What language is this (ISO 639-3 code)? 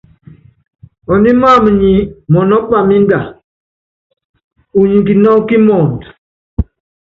yav